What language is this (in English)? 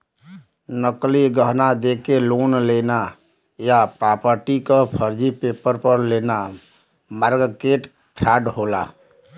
Bhojpuri